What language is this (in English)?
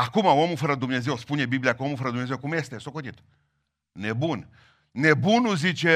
Romanian